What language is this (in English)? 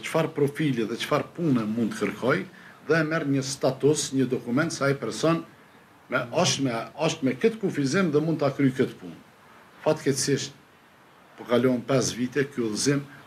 Romanian